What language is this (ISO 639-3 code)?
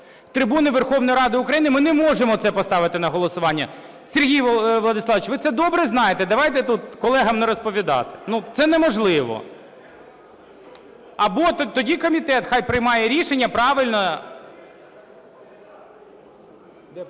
ukr